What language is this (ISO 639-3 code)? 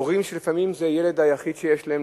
heb